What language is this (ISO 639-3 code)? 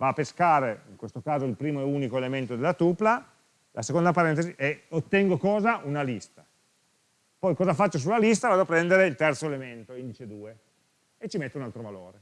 ita